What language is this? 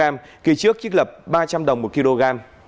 Vietnamese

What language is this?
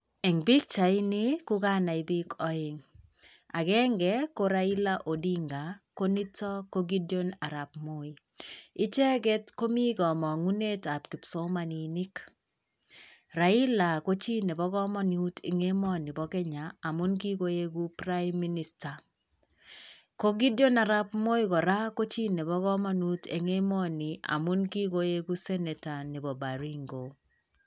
Kalenjin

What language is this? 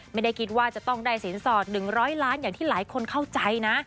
Thai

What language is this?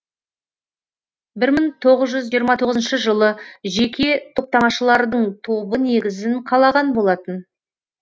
Kazakh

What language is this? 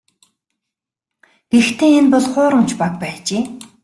Mongolian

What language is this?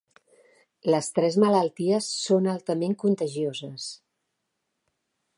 Catalan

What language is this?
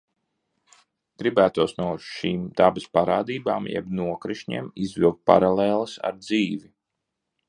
Latvian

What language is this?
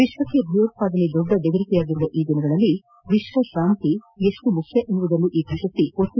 Kannada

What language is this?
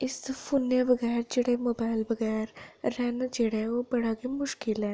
Dogri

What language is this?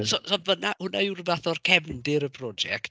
Welsh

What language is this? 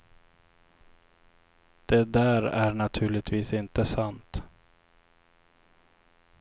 Swedish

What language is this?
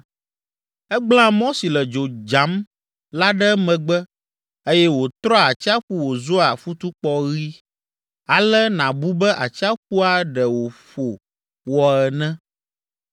Ewe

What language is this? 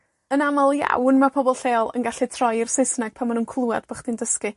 Welsh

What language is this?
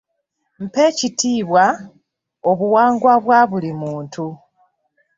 Ganda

